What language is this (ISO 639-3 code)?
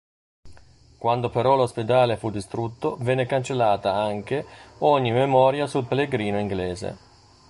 ita